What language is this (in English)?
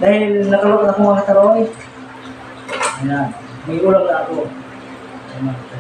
Filipino